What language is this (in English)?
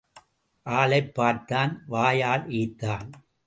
Tamil